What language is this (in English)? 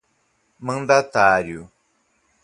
Portuguese